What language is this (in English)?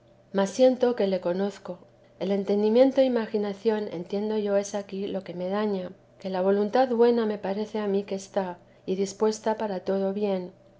Spanish